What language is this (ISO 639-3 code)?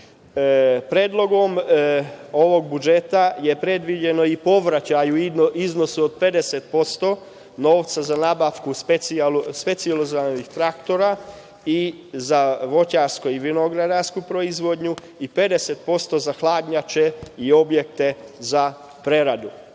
srp